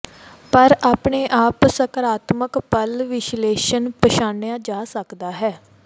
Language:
Punjabi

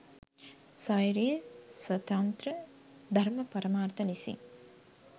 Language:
Sinhala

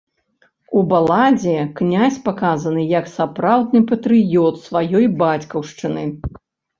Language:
Belarusian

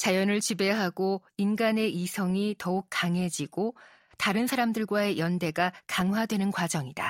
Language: Korean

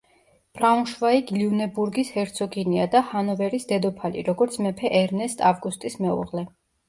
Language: Georgian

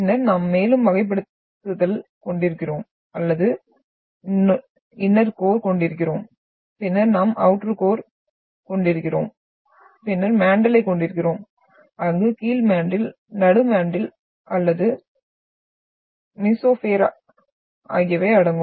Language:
Tamil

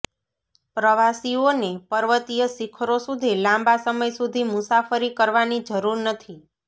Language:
Gujarati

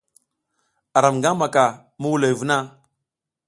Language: South Giziga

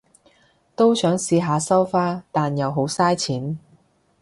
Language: Cantonese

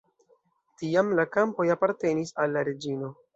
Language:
Esperanto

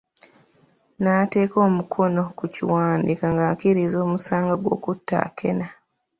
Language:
Ganda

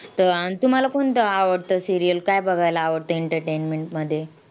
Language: Marathi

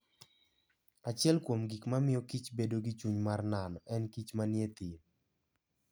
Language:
Luo (Kenya and Tanzania)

